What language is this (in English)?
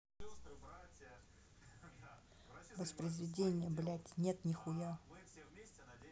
Russian